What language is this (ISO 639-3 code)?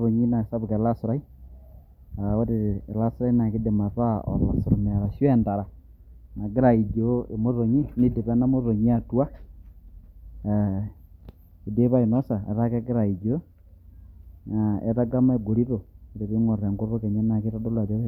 mas